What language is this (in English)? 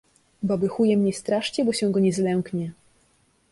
Polish